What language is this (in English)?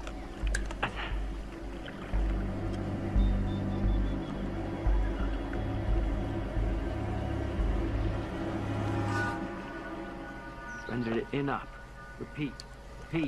Vietnamese